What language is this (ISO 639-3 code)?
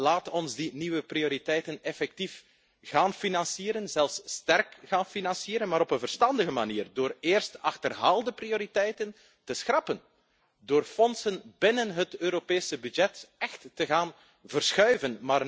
nld